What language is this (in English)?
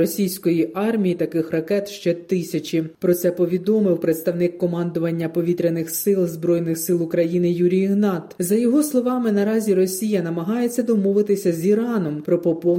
Ukrainian